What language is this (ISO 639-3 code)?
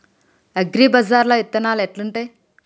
tel